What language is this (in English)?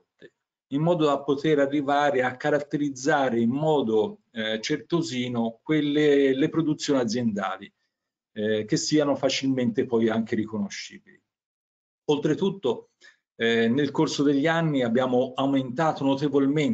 Italian